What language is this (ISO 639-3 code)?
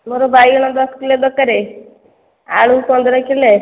ori